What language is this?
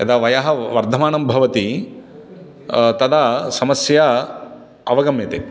Sanskrit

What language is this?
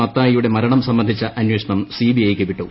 Malayalam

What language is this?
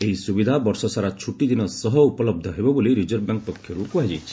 Odia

